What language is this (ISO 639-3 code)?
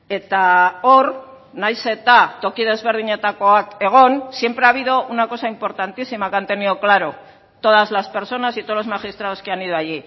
spa